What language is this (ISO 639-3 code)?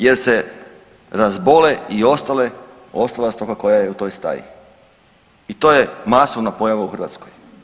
hrv